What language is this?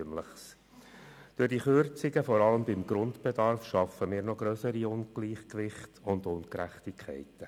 Swiss German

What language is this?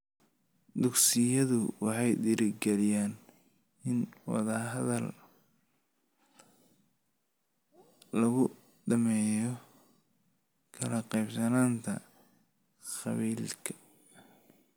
Somali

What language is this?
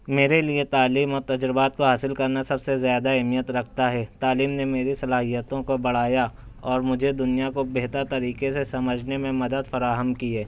Urdu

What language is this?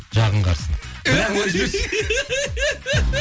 Kazakh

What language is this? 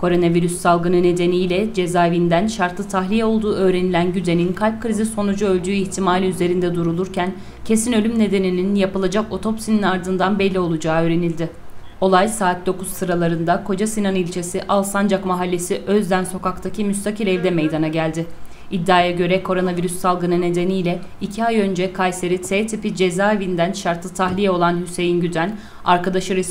Turkish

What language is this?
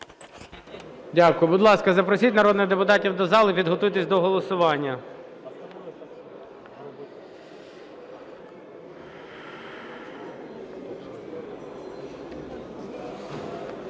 Ukrainian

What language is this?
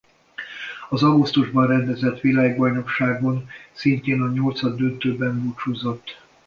Hungarian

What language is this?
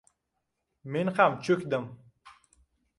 Uzbek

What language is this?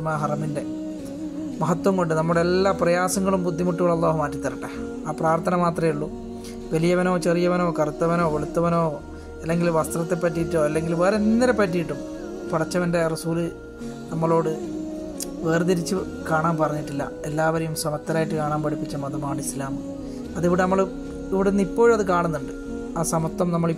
Malayalam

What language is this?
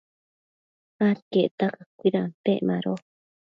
Matsés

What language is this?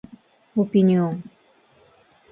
Japanese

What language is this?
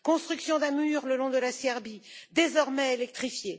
French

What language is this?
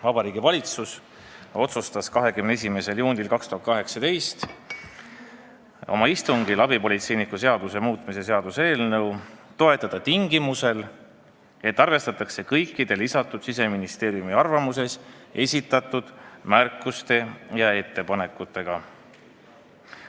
Estonian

